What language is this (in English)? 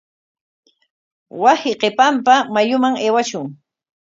Corongo Ancash Quechua